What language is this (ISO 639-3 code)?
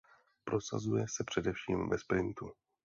ces